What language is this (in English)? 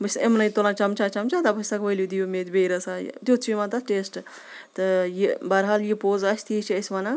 Kashmiri